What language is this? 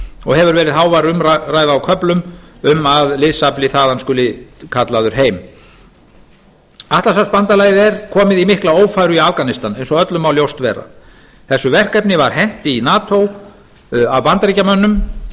Icelandic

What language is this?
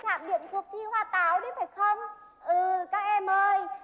Vietnamese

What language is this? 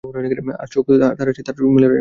Bangla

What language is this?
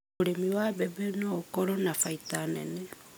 Kikuyu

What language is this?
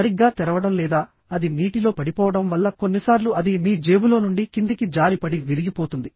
Telugu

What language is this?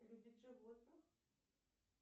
Russian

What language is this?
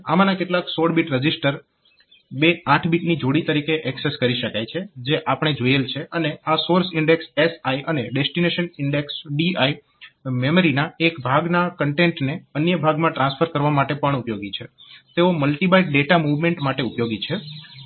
Gujarati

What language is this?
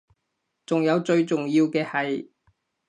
Cantonese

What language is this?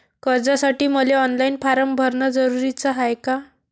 Marathi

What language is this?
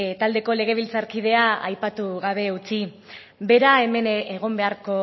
Basque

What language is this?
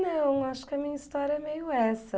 Portuguese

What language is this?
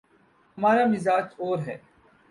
Urdu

